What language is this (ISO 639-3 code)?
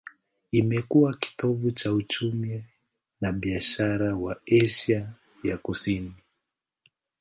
swa